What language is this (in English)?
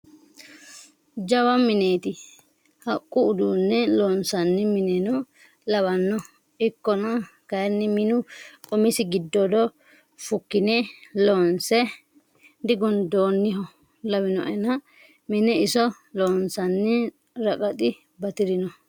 Sidamo